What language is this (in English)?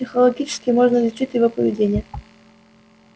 Russian